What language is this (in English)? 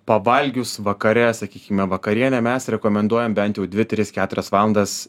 Lithuanian